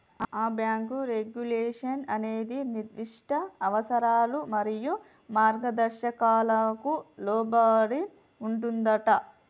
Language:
Telugu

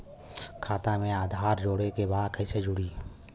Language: Bhojpuri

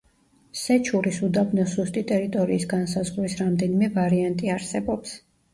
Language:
Georgian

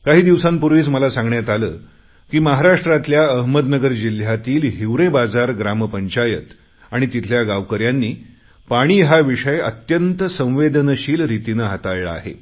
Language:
Marathi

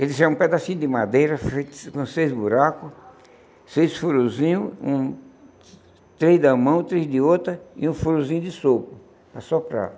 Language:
Portuguese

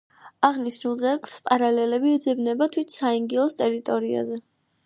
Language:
Georgian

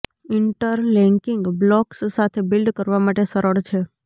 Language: Gujarati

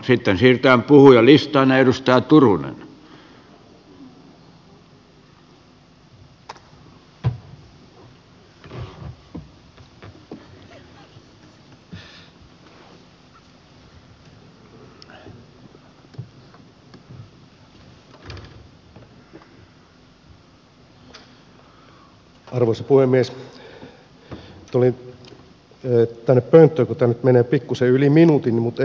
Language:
Finnish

